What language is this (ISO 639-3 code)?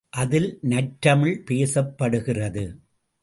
tam